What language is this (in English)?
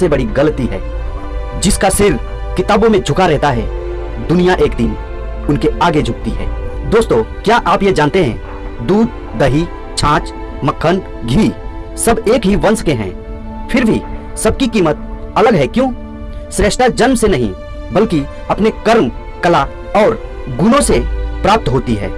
Hindi